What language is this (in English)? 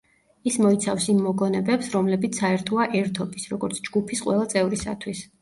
Georgian